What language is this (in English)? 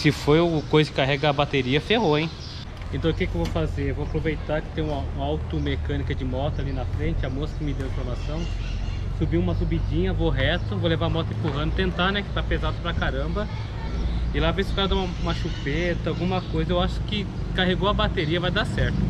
Portuguese